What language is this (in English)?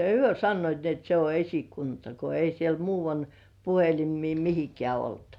Finnish